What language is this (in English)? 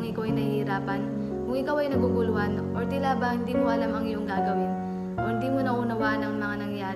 Filipino